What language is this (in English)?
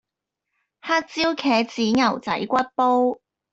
Cantonese